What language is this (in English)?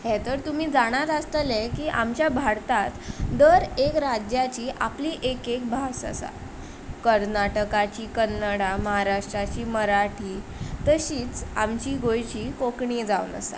Konkani